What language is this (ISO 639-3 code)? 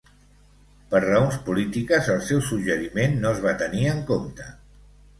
cat